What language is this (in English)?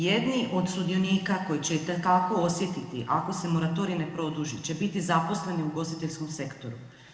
Croatian